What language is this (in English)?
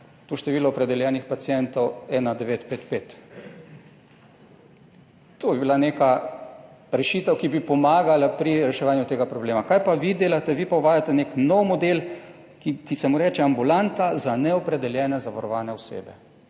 Slovenian